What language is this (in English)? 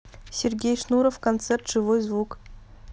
Russian